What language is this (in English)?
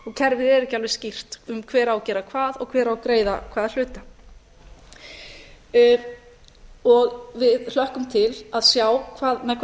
Icelandic